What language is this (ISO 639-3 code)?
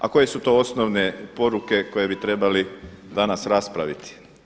hrv